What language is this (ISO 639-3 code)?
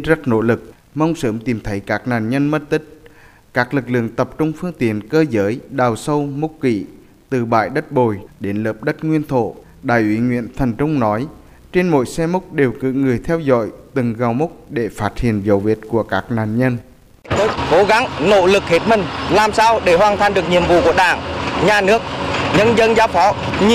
vie